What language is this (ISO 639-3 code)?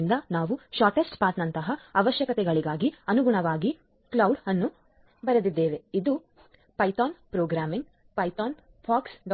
kan